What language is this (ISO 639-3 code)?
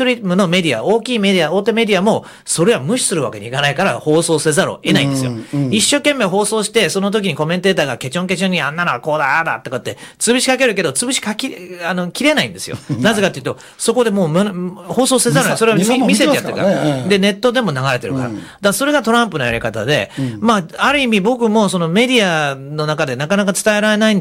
jpn